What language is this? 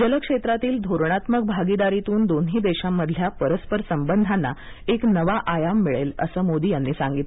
Marathi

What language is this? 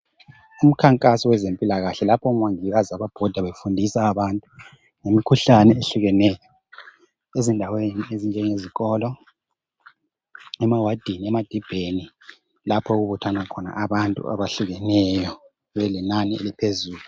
North Ndebele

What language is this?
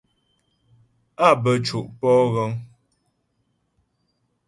Ghomala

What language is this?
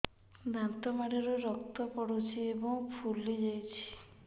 Odia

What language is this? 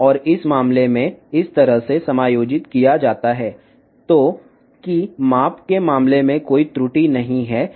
Telugu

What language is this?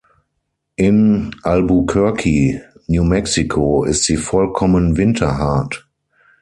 German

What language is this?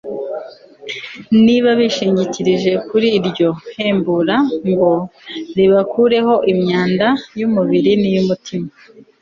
Kinyarwanda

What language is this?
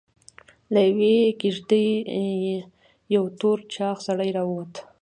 Pashto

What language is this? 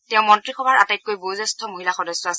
Assamese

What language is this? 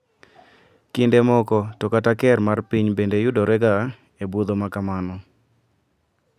Luo (Kenya and Tanzania)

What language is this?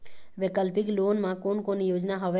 Chhattisgarhi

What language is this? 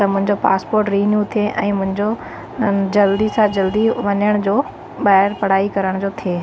Sindhi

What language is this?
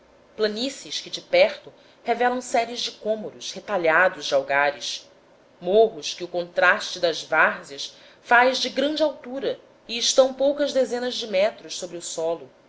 Portuguese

